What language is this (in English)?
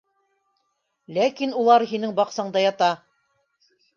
Bashkir